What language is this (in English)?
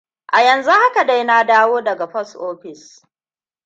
Hausa